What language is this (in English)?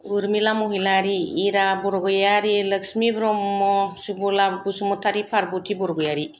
Bodo